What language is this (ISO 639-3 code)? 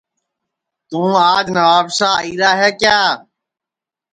ssi